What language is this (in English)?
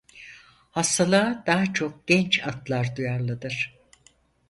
Turkish